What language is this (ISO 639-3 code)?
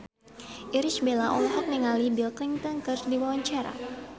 sun